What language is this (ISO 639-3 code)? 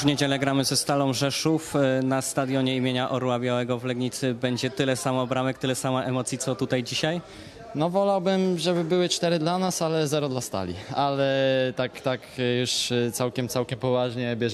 pol